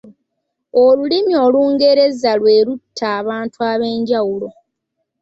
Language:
Ganda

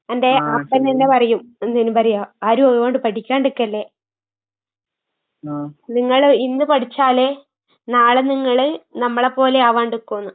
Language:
Malayalam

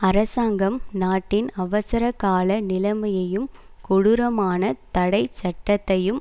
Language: Tamil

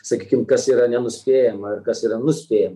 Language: Lithuanian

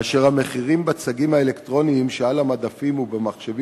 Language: Hebrew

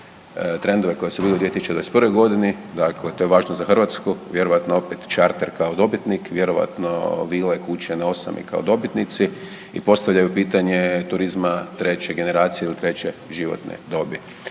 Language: Croatian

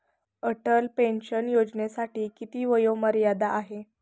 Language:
Marathi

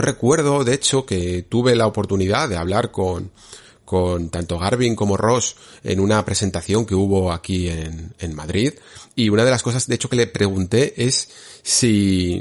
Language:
Spanish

